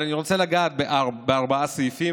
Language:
Hebrew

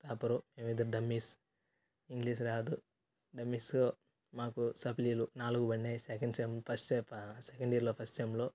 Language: Telugu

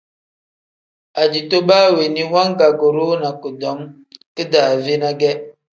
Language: Tem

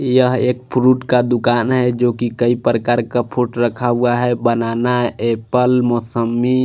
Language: Hindi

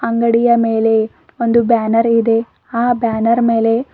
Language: Kannada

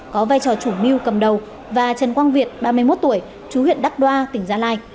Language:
Vietnamese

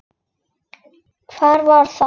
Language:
Icelandic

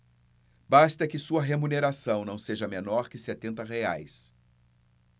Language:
Portuguese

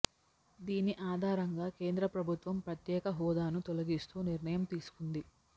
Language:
Telugu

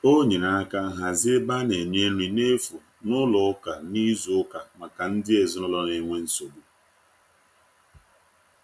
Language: Igbo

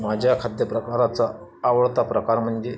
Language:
Marathi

